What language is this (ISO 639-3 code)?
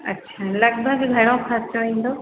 snd